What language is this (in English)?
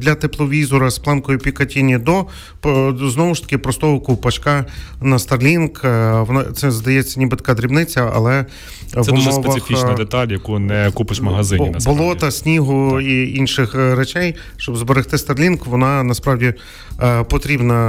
Ukrainian